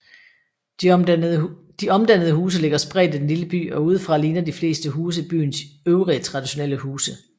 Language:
Danish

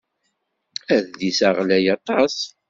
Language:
Kabyle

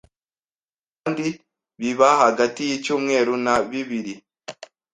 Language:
Kinyarwanda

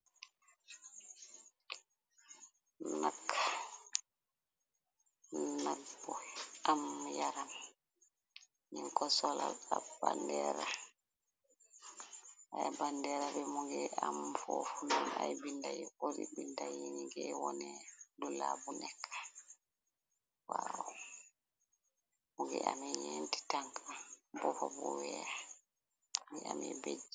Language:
Wolof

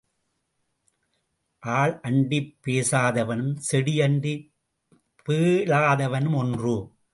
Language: Tamil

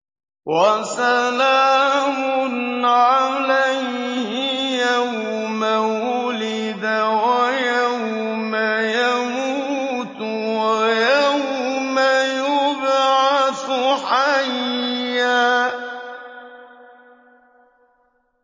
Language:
Arabic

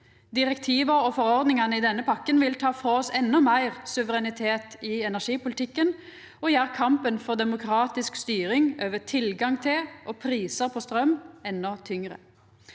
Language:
Norwegian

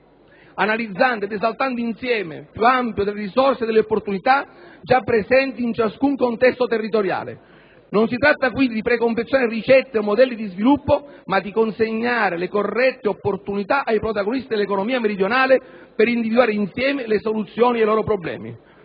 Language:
Italian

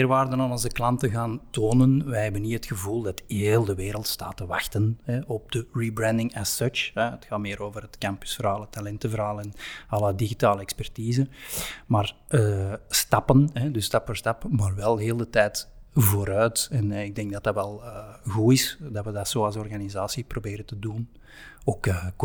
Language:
Dutch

